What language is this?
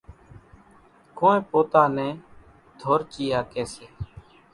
Kachi Koli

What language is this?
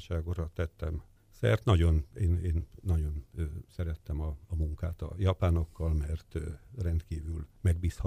Hungarian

